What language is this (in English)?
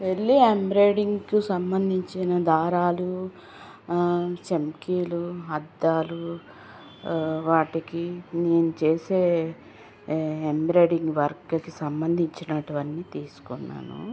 Telugu